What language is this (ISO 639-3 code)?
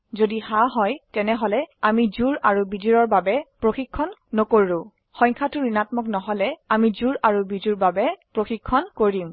asm